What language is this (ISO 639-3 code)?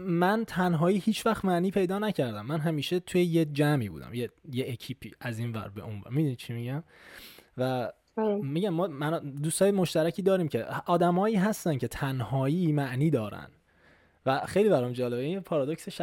fas